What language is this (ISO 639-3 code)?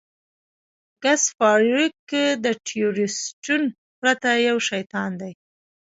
pus